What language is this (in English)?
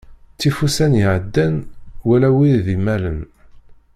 Kabyle